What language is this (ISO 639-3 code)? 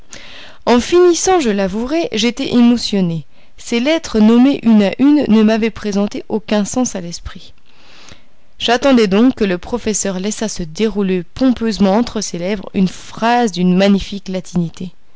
fra